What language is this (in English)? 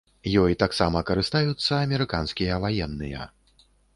Belarusian